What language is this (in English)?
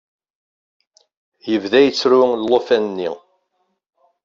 Kabyle